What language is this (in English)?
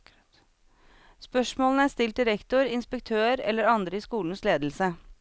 Norwegian